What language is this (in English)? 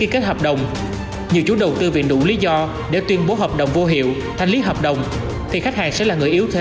Vietnamese